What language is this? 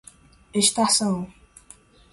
Portuguese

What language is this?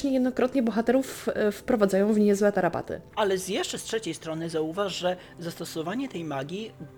Polish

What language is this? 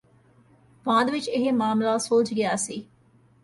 Punjabi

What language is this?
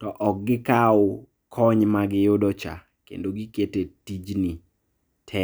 Luo (Kenya and Tanzania)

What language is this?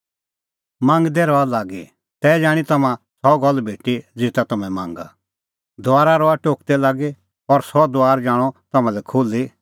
Kullu Pahari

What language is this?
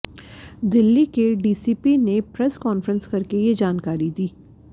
Hindi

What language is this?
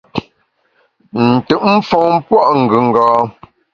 Bamun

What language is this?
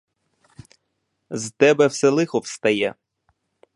Ukrainian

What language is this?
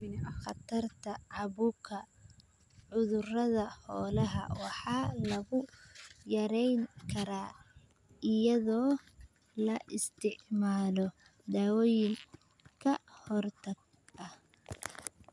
Somali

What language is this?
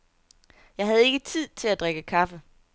Danish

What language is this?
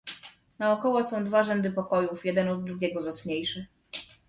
Polish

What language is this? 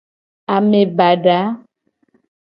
Gen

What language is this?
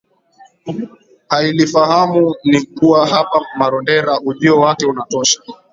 Swahili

